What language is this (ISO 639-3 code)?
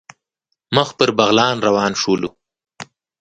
pus